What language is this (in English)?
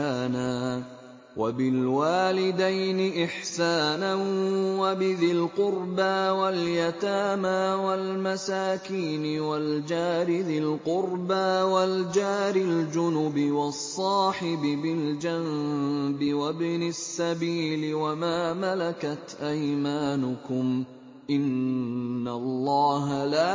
Arabic